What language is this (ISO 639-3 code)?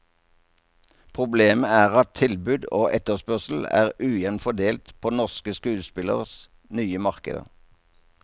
nor